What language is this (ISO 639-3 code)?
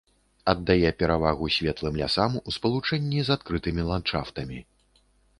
bel